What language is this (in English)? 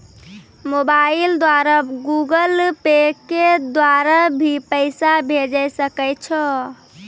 Maithili